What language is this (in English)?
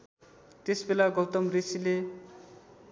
Nepali